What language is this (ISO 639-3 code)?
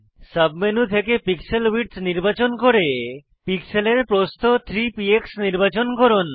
ben